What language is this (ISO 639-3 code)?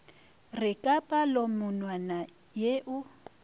nso